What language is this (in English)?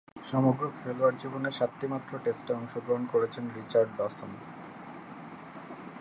Bangla